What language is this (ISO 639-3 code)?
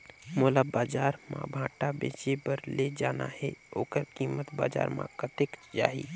hne